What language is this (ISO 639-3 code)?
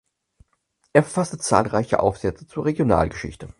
deu